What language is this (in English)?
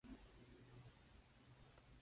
Spanish